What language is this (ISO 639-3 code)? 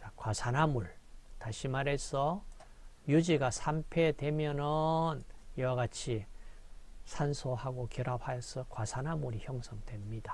kor